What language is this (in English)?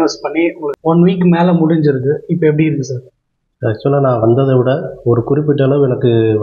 Tamil